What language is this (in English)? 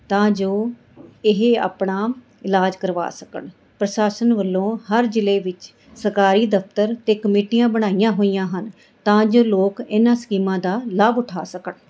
Punjabi